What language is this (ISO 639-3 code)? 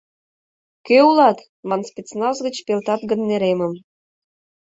chm